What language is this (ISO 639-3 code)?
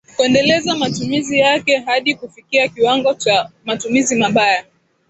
swa